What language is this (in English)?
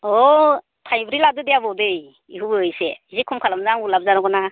Bodo